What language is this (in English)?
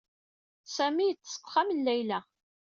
Kabyle